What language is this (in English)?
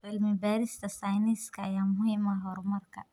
Somali